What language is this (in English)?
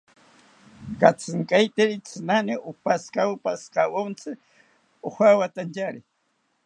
South Ucayali Ashéninka